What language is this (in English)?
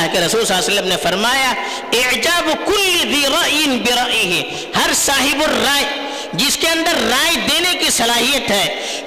Urdu